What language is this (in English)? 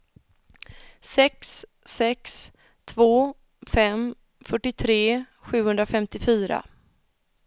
Swedish